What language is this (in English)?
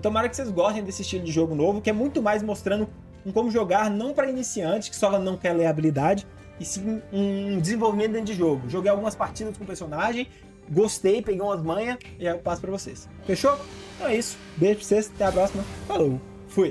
Portuguese